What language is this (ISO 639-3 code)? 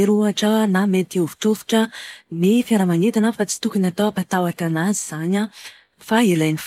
mlg